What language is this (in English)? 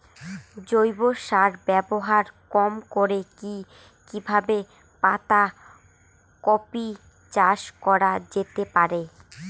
Bangla